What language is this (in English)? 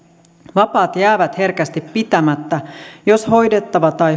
Finnish